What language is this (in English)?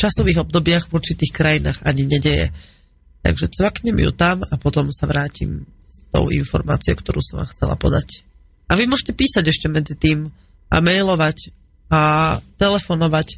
Slovak